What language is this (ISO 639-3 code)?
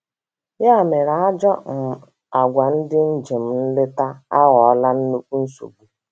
ibo